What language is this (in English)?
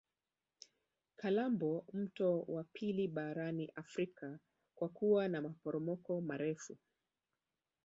Swahili